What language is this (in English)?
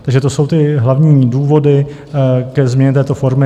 Czech